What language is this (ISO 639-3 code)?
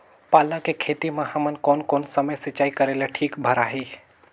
hne